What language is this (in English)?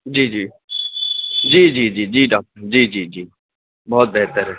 Urdu